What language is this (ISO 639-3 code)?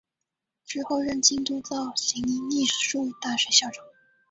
zho